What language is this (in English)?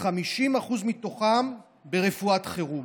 Hebrew